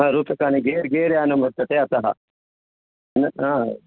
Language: Sanskrit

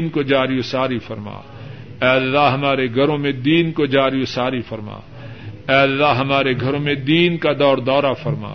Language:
Urdu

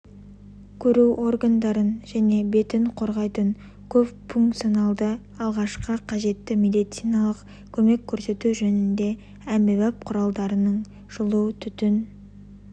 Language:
Kazakh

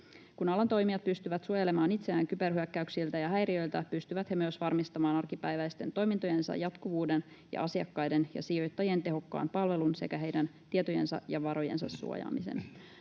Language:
Finnish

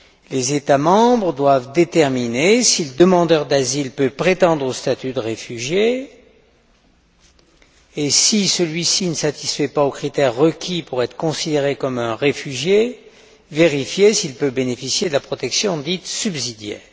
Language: French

